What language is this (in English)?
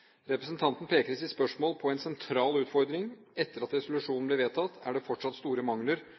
Norwegian Bokmål